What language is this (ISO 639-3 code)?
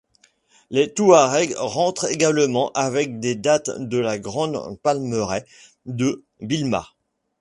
fra